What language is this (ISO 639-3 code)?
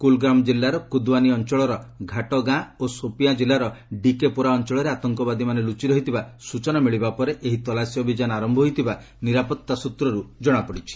ori